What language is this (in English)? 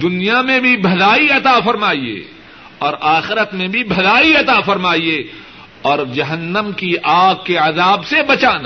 Urdu